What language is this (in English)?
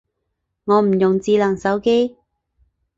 Cantonese